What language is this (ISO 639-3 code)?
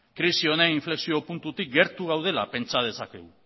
eus